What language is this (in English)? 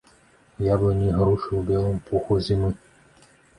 Belarusian